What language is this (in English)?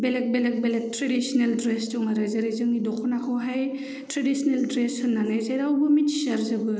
Bodo